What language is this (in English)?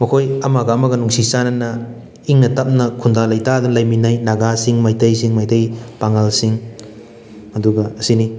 Manipuri